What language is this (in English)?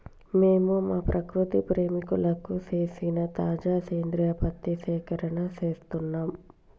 Telugu